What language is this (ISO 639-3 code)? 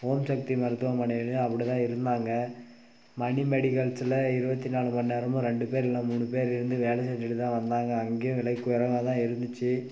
tam